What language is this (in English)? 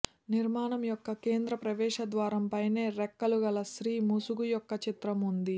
Telugu